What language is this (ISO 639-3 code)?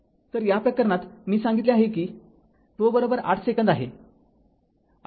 mar